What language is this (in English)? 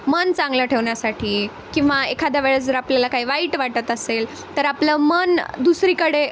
Marathi